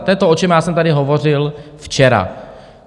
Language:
Czech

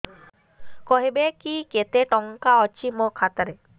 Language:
Odia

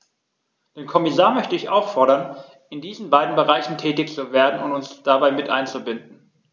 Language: German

